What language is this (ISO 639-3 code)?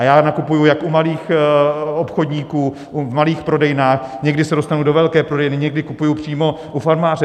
ces